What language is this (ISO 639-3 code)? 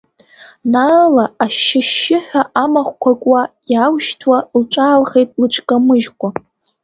abk